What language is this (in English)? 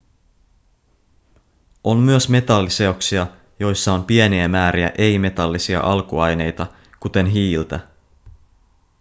Finnish